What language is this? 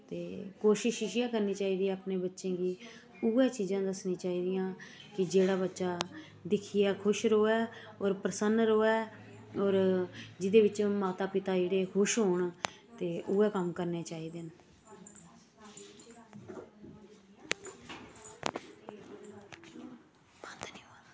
Dogri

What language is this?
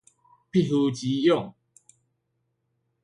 Min Nan Chinese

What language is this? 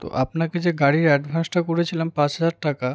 Bangla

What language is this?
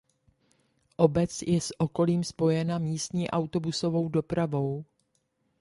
Czech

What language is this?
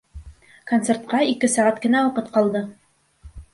Bashkir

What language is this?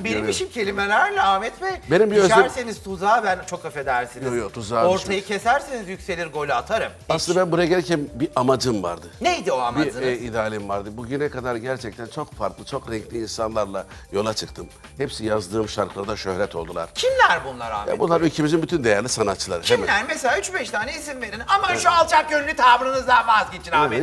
Turkish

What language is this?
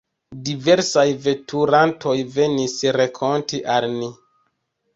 Esperanto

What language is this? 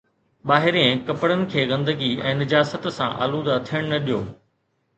Sindhi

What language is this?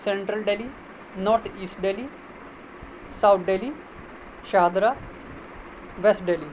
Urdu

